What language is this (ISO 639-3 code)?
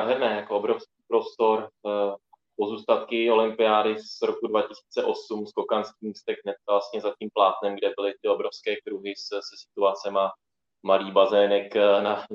ces